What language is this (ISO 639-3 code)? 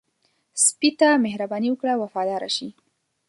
pus